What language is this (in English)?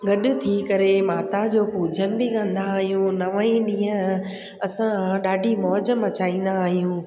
Sindhi